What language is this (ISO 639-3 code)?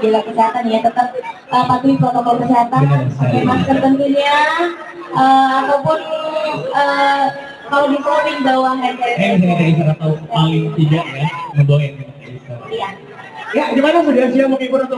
ind